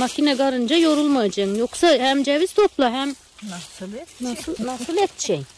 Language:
Turkish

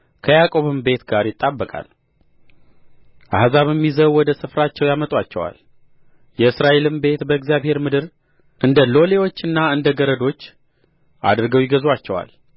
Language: Amharic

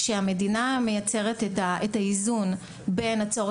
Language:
Hebrew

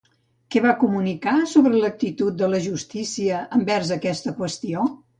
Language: Catalan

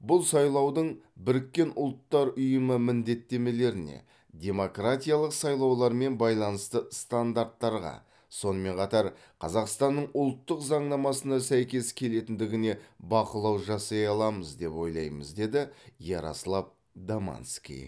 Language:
Kazakh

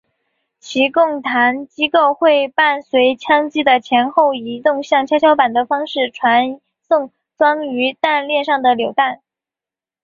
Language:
Chinese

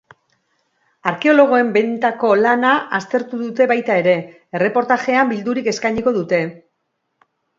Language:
Basque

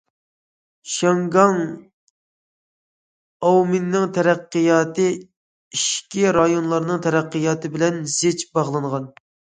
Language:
Uyghur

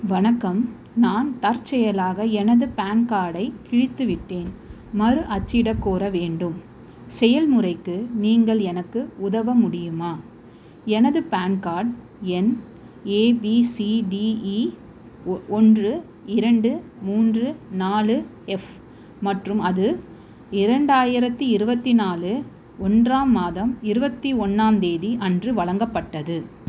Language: Tamil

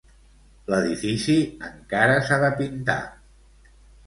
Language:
Catalan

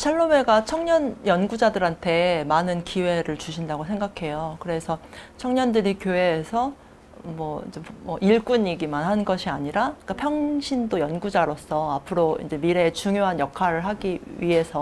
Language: Korean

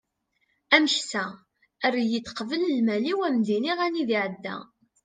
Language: Kabyle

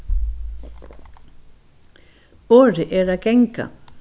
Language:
Faroese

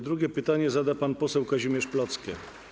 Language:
Polish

